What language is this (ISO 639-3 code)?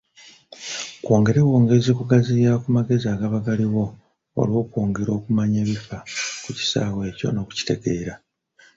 lug